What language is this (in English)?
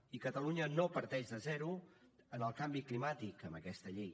Catalan